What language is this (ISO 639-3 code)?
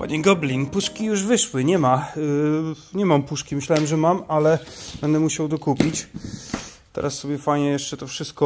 pol